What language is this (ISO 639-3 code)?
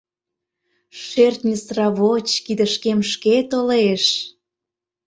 chm